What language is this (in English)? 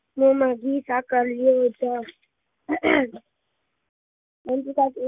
Gujarati